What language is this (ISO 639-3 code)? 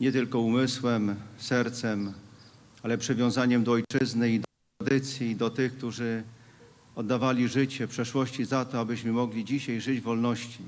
pol